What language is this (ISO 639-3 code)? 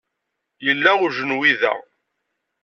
kab